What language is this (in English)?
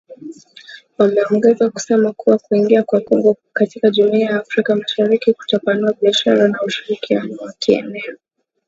Swahili